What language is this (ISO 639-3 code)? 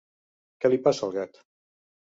cat